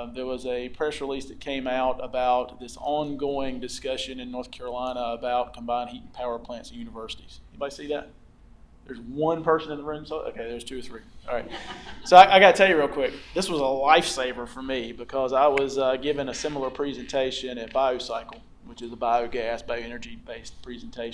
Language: English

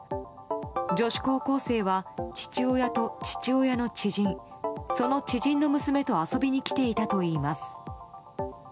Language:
Japanese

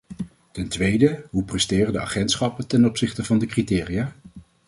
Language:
Dutch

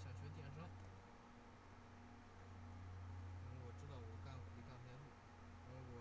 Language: Chinese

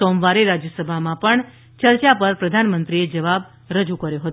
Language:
Gujarati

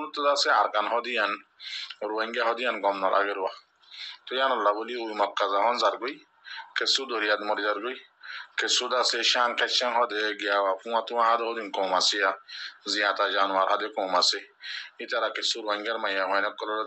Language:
Arabic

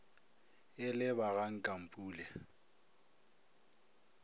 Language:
Northern Sotho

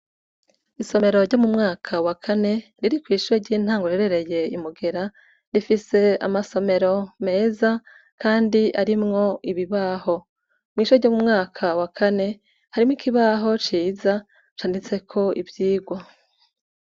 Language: Rundi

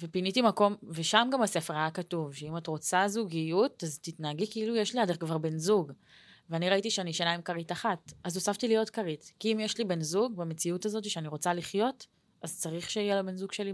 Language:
Hebrew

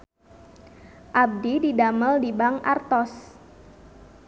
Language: Sundanese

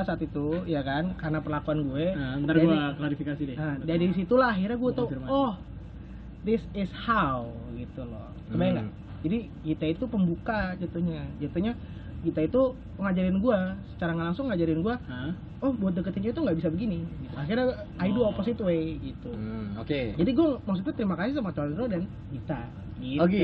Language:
Indonesian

